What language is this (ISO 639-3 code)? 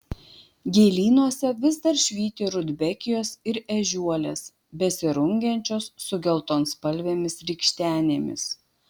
lit